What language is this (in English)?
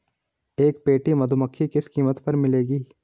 Hindi